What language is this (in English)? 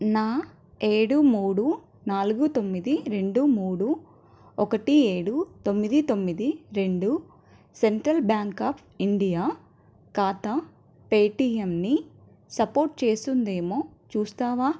Telugu